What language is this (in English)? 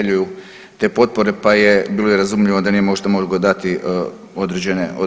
Croatian